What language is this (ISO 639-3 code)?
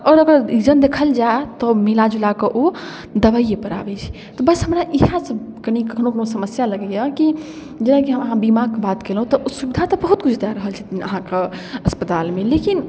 mai